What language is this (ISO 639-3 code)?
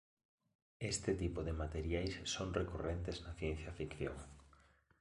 glg